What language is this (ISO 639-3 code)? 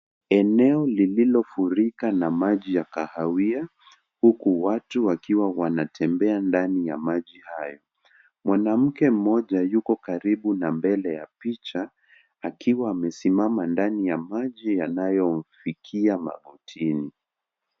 swa